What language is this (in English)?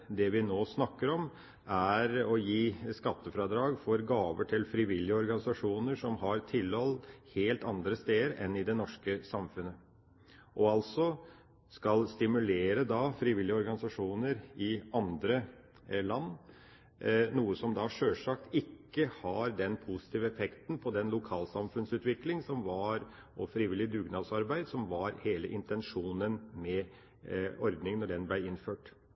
Norwegian Bokmål